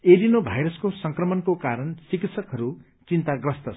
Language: Nepali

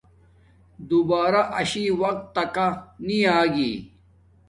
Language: Domaaki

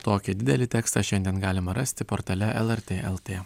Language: Lithuanian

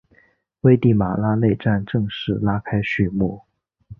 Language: Chinese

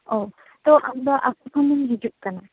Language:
Santali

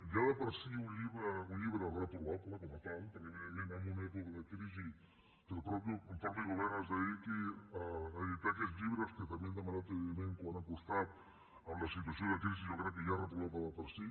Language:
Catalan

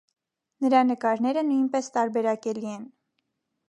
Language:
Armenian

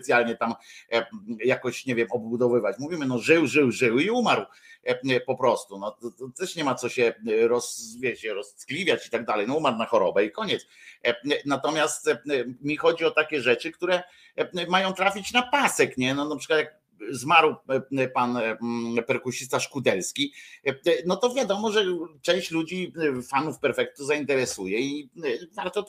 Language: Polish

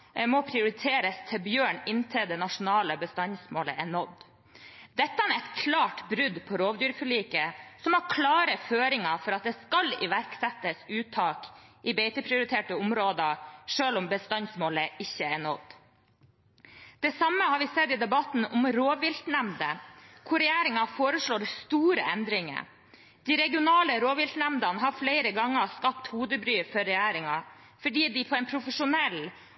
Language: Norwegian Bokmål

